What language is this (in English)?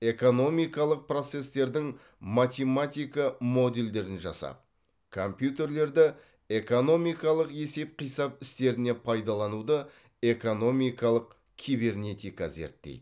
Kazakh